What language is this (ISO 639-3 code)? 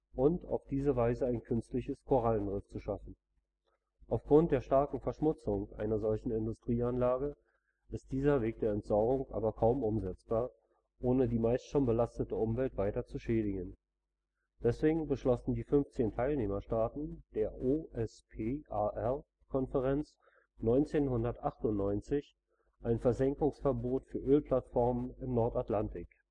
deu